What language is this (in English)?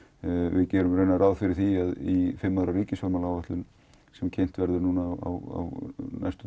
Icelandic